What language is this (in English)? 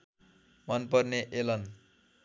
Nepali